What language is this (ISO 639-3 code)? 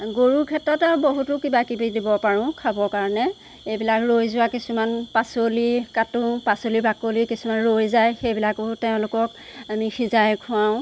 asm